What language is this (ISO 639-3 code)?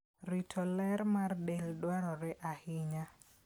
luo